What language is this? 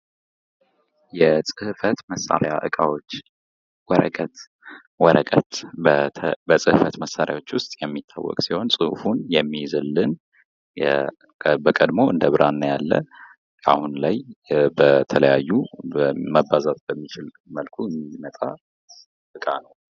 Amharic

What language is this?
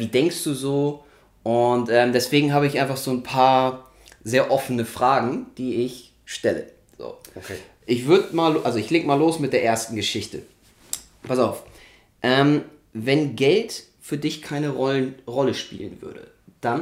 German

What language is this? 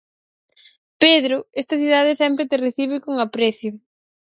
Galician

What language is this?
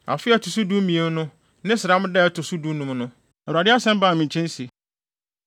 Akan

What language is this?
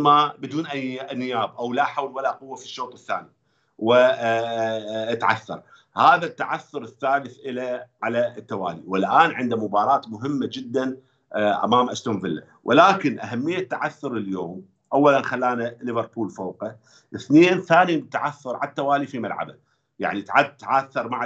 Arabic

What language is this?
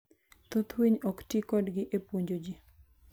Luo (Kenya and Tanzania)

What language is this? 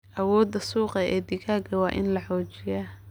Somali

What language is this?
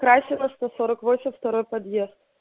Russian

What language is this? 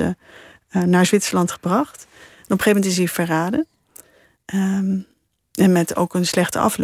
Dutch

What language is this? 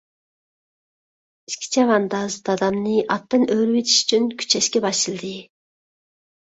Uyghur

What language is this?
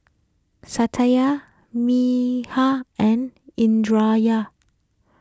English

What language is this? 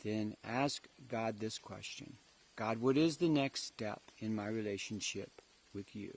English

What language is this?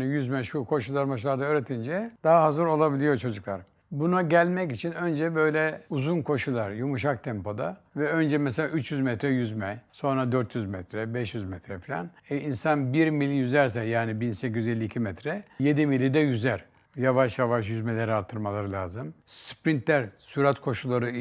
Turkish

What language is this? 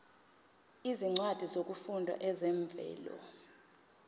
Zulu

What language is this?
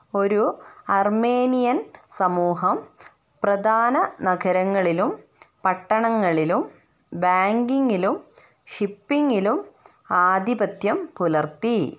Malayalam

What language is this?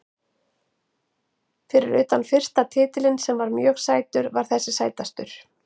Icelandic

